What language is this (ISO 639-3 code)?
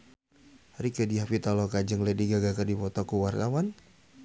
sun